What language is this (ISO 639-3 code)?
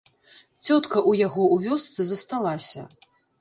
bel